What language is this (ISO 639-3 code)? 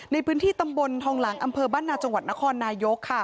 tha